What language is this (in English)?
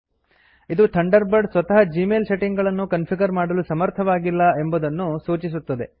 Kannada